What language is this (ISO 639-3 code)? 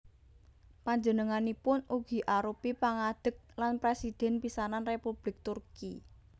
jav